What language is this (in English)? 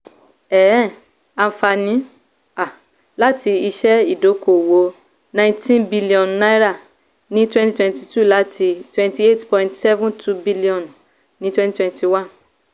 Yoruba